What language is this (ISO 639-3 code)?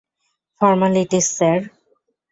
ben